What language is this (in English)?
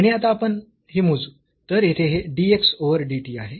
Marathi